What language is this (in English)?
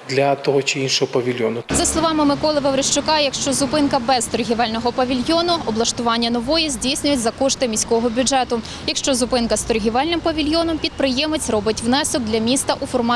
Ukrainian